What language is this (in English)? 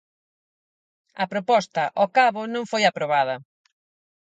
Galician